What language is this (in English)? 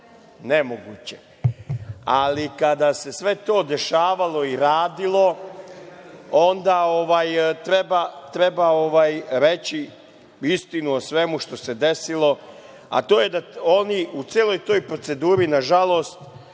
Serbian